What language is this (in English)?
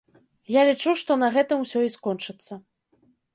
Belarusian